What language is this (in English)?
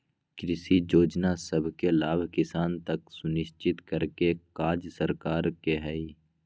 Magahi